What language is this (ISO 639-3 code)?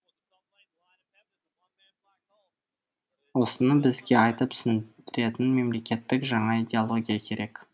kaz